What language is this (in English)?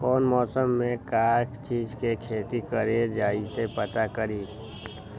Magahi